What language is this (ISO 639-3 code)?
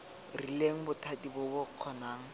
tsn